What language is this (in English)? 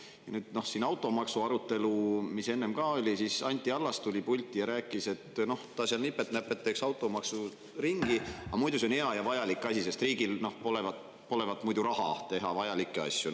Estonian